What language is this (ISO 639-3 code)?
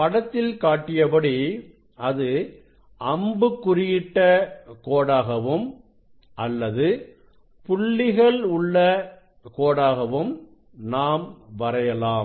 tam